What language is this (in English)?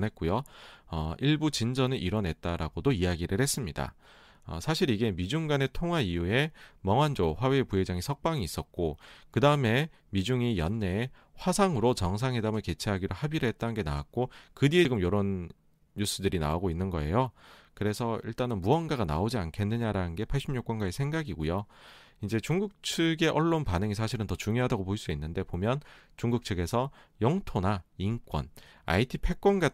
Korean